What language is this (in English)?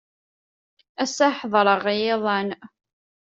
Kabyle